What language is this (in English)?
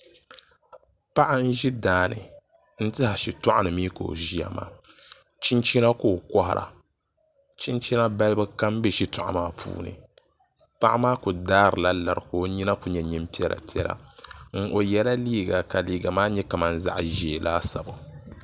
Dagbani